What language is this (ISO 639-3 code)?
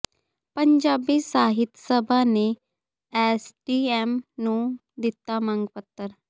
pan